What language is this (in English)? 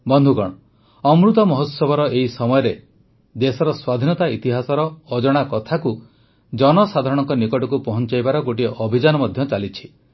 Odia